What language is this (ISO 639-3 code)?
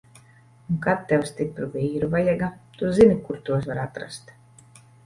lav